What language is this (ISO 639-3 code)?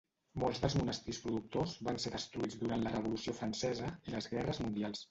cat